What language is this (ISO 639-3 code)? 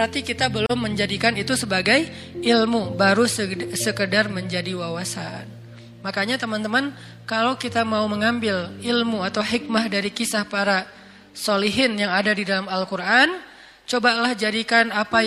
ind